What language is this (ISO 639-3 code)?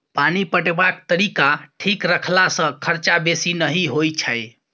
mai